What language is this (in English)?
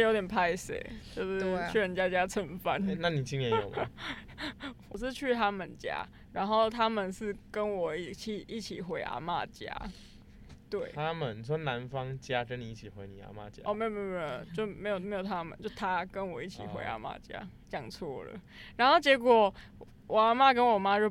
Chinese